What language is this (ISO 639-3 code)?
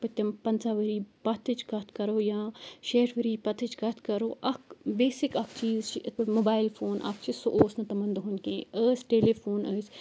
kas